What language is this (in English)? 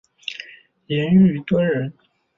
Chinese